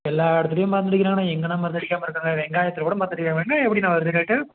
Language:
Tamil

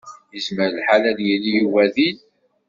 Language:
Kabyle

